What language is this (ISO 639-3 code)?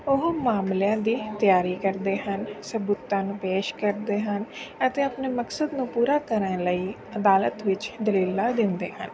pan